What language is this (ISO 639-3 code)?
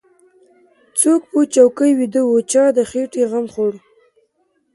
pus